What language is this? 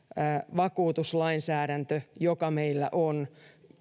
Finnish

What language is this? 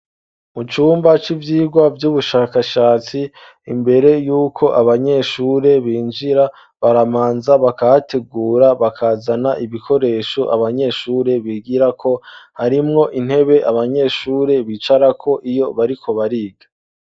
Rundi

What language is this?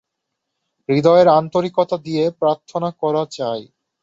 Bangla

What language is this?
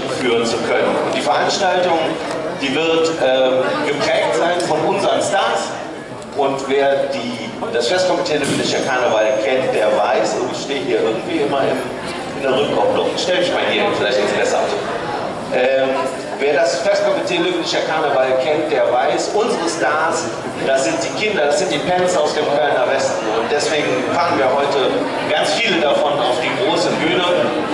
German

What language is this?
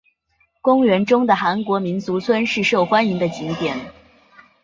Chinese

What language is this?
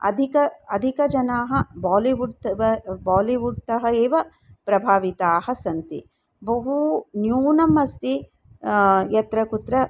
Sanskrit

